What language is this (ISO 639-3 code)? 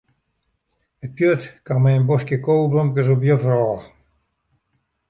fry